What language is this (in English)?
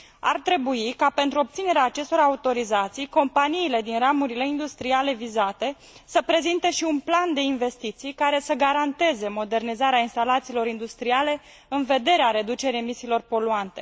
Romanian